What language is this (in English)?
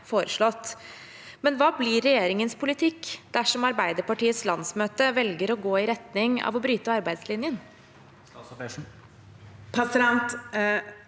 Norwegian